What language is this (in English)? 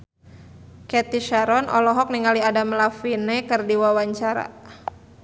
Sundanese